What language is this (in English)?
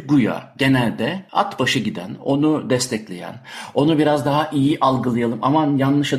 Turkish